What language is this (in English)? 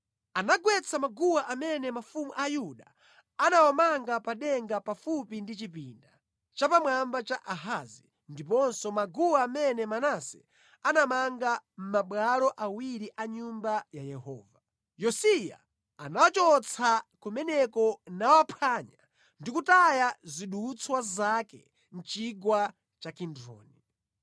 Nyanja